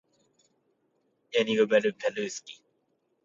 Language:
Russian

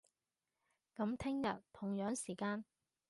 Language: Cantonese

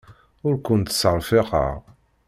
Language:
Kabyle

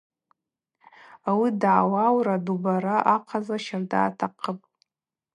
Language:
Abaza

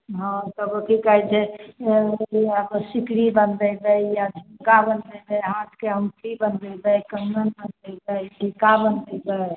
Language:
Maithili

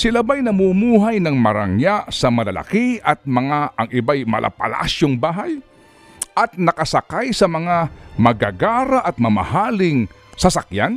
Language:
Filipino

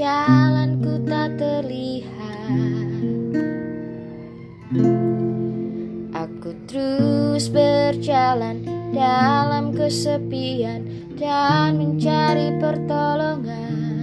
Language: Indonesian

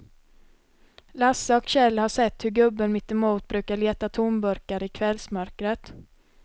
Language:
Swedish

